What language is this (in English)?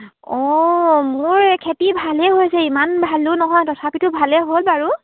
Assamese